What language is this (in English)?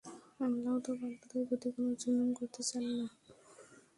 Bangla